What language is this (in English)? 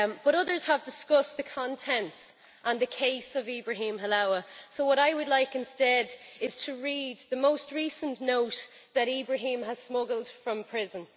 English